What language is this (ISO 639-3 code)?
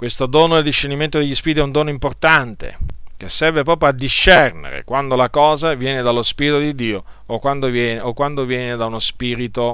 ita